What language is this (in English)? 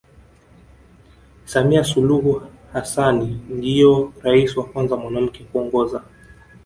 Swahili